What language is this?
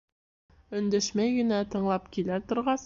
Bashkir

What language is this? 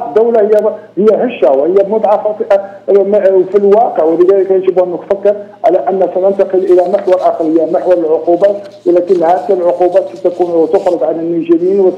Arabic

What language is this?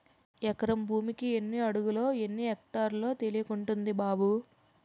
Telugu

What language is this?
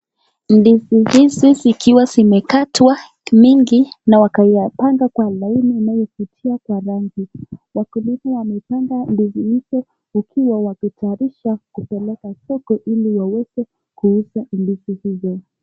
Swahili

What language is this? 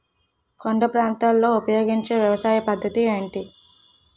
Telugu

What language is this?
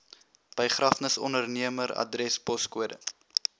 Afrikaans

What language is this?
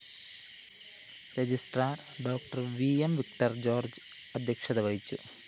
Malayalam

